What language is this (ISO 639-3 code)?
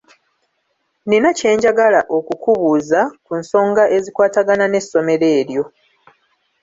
lug